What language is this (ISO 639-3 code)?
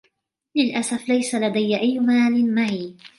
ara